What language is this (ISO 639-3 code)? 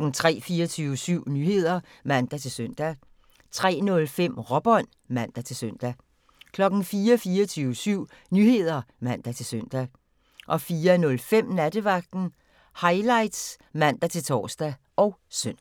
dan